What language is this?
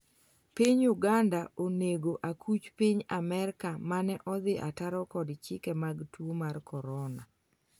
Luo (Kenya and Tanzania)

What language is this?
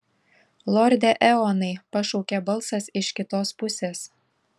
Lithuanian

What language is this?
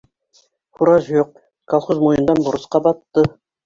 Bashkir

